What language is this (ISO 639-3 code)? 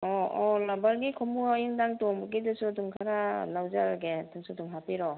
mni